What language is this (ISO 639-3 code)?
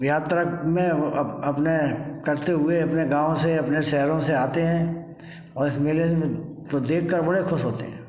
hin